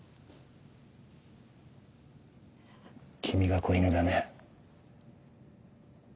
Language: Japanese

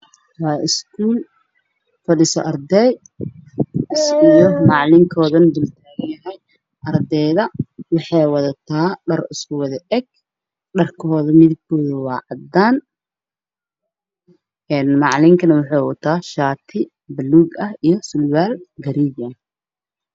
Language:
Somali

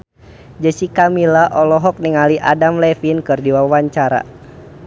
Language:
Sundanese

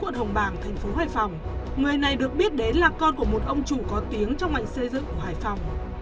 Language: Vietnamese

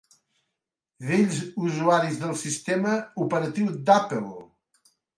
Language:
Catalan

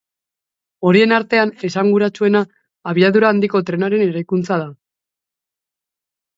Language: Basque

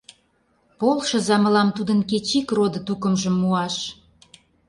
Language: Mari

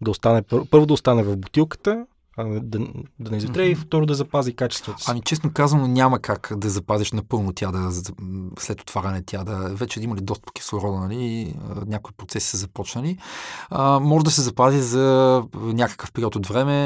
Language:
Bulgarian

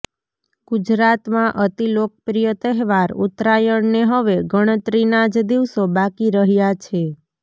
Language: Gujarati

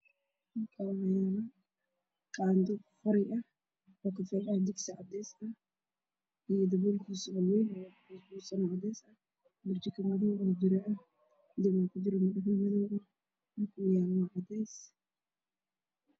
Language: Somali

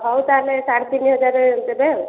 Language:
Odia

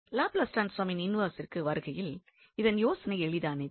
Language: Tamil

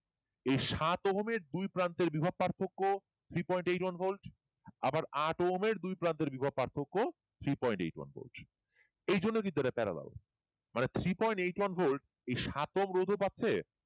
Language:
Bangla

